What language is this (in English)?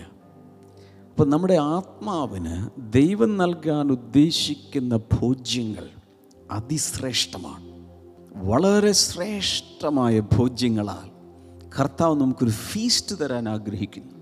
Malayalam